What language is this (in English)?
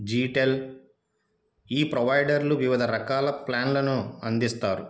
Telugu